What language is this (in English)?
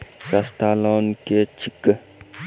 Maithili